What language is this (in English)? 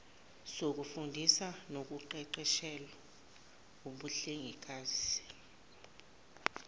Zulu